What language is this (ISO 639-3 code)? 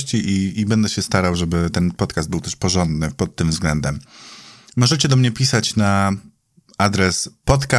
pol